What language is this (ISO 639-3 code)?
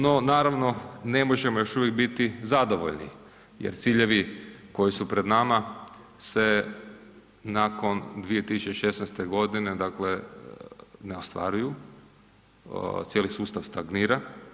hrv